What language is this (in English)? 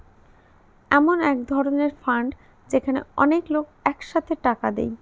Bangla